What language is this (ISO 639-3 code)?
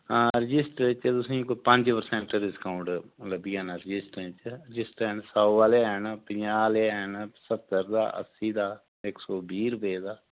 doi